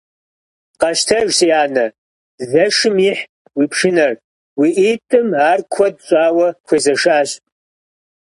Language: Kabardian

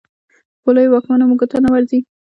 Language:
Pashto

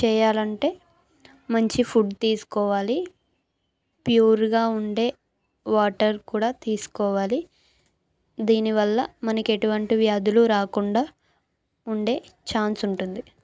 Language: Telugu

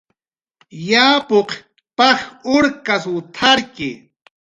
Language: Jaqaru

